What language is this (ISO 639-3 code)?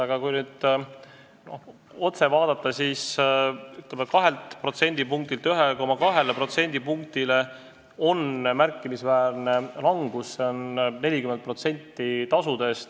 est